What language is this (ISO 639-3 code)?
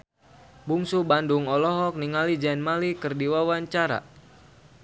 sun